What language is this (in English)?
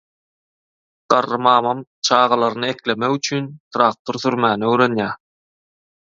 Turkmen